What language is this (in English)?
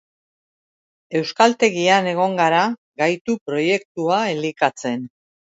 Basque